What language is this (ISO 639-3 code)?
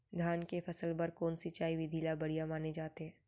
hne